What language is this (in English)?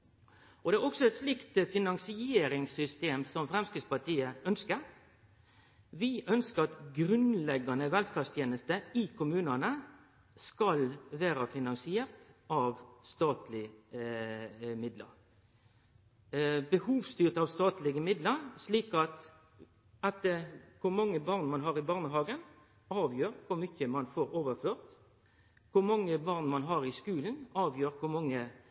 Norwegian Nynorsk